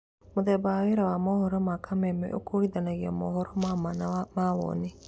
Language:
Kikuyu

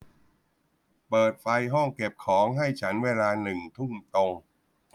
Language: Thai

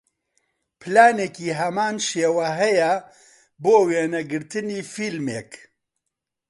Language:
Central Kurdish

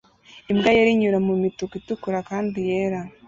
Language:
Kinyarwanda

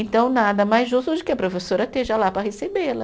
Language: Portuguese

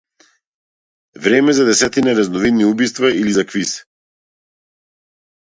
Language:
Macedonian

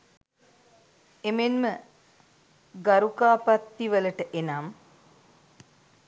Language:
Sinhala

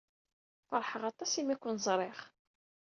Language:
Kabyle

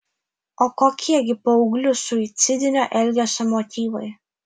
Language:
Lithuanian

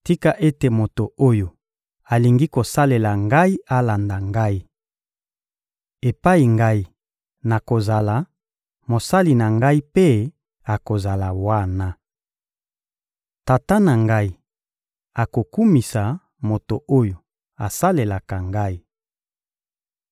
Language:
Lingala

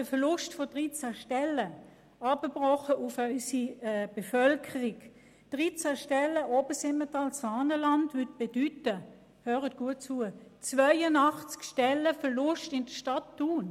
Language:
Swiss German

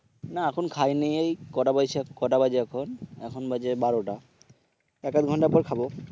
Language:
Bangla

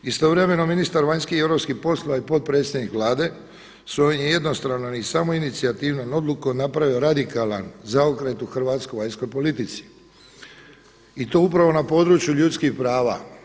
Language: Croatian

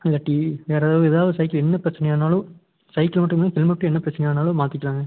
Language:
Tamil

